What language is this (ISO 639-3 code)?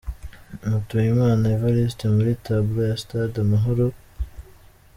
kin